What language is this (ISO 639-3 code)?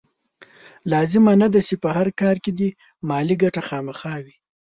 pus